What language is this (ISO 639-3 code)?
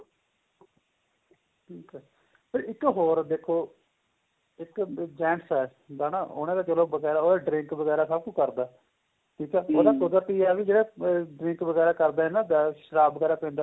pan